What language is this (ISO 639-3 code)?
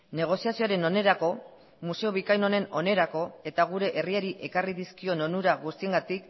eus